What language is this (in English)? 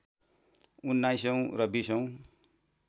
Nepali